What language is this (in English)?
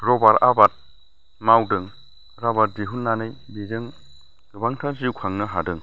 Bodo